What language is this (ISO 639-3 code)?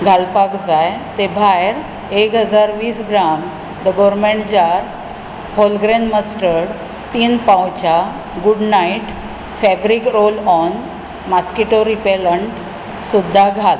kok